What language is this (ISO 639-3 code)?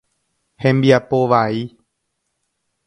grn